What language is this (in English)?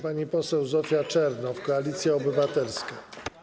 Polish